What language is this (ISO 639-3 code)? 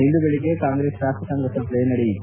kan